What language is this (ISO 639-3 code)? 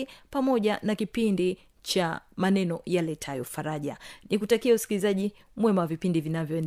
swa